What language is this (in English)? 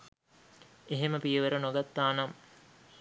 Sinhala